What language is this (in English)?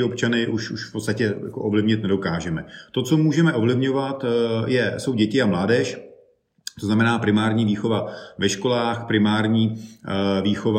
Czech